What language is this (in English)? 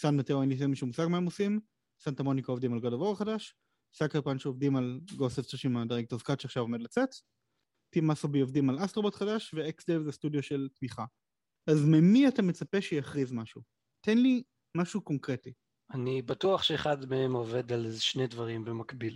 Hebrew